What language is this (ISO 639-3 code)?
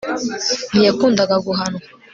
kin